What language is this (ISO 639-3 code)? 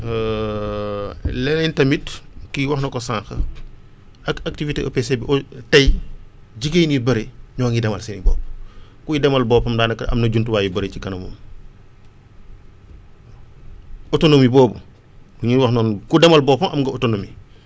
wol